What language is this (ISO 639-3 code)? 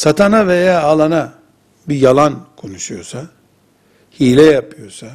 tur